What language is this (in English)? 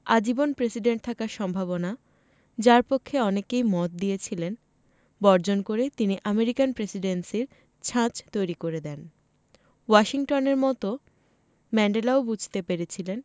Bangla